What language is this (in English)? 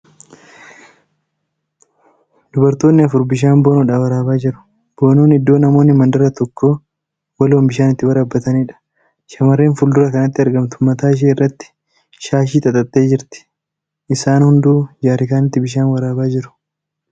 Oromo